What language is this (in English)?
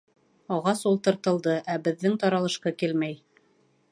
Bashkir